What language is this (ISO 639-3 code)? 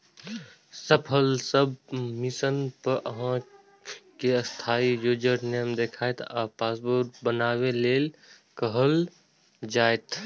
mai